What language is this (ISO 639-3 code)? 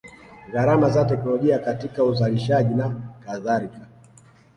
swa